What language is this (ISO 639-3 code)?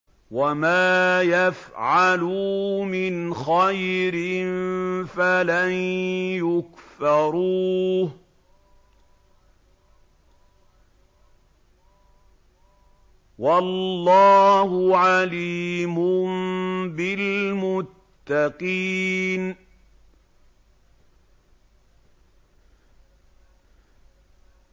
ara